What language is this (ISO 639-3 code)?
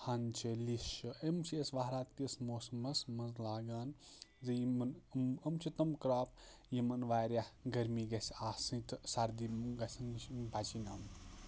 kas